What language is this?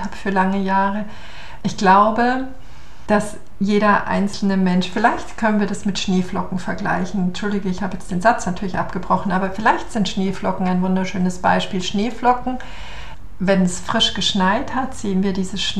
German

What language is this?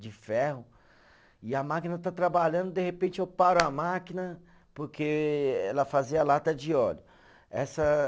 Portuguese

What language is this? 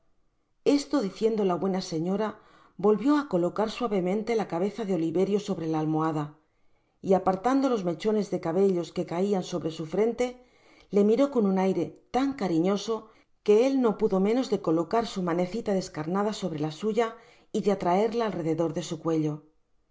Spanish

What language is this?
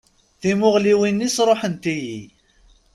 Kabyle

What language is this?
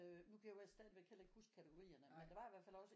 Danish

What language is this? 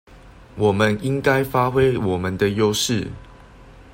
Chinese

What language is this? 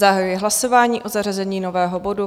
Czech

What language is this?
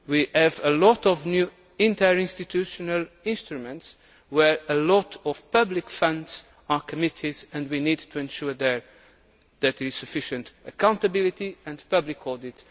English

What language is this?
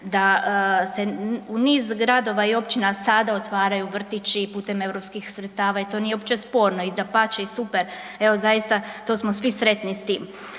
Croatian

